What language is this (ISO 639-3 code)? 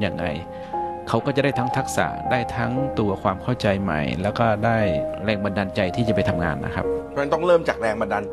tha